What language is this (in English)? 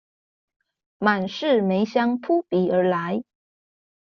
Chinese